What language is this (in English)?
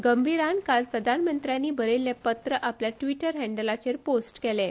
Konkani